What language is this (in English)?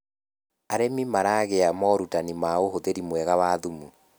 Kikuyu